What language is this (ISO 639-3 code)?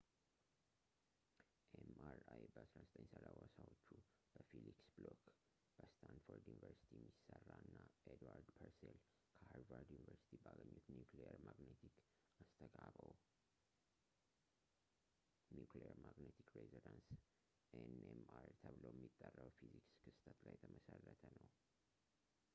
amh